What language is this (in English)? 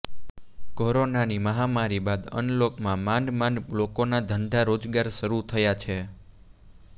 Gujarati